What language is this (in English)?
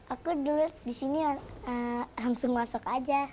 Indonesian